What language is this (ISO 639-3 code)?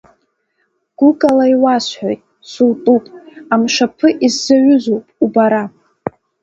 abk